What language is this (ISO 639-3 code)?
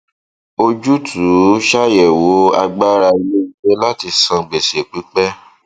yor